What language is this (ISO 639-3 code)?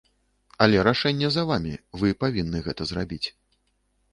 bel